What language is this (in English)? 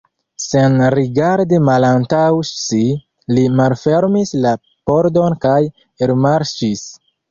Esperanto